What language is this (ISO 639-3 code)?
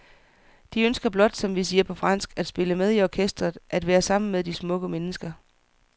dan